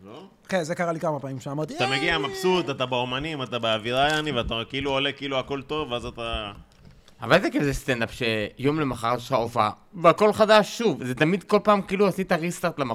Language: Hebrew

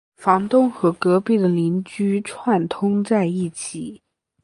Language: Chinese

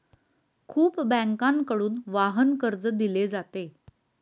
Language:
Marathi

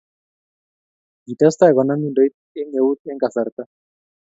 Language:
Kalenjin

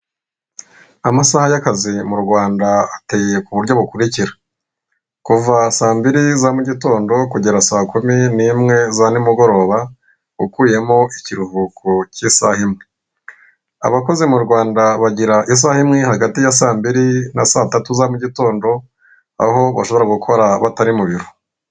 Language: Kinyarwanda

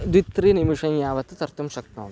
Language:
Sanskrit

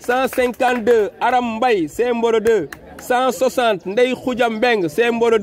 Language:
French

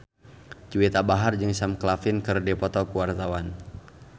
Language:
Sundanese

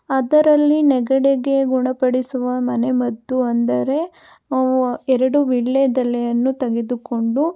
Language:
Kannada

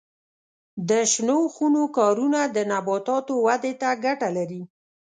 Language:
Pashto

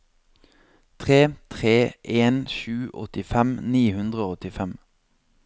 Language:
Norwegian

